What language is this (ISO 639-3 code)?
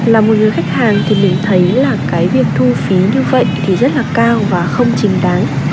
vie